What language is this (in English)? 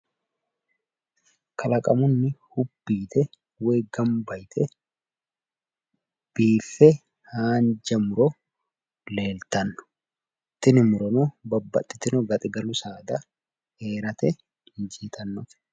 Sidamo